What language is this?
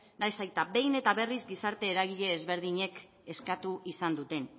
Basque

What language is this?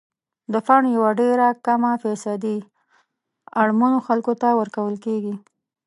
Pashto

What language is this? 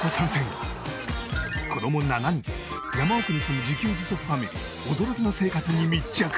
Japanese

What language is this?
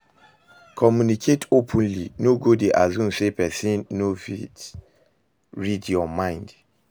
Nigerian Pidgin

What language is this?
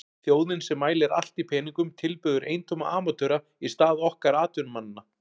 Icelandic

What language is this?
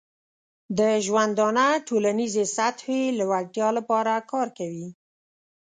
Pashto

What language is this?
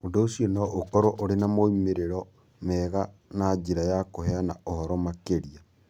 Kikuyu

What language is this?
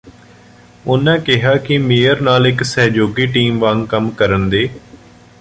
Punjabi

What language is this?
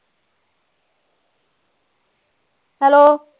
Punjabi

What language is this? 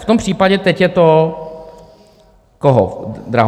Czech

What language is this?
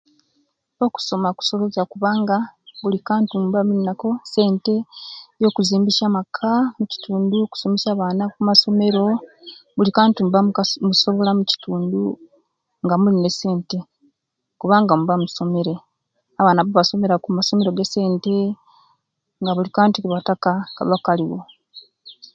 Kenyi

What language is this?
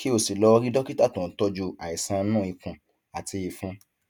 Yoruba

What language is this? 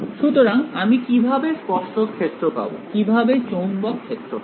Bangla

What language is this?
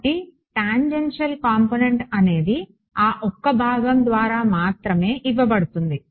Telugu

